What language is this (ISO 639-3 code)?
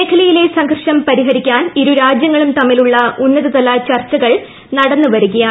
mal